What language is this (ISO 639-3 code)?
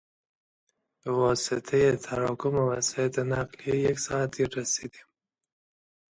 fas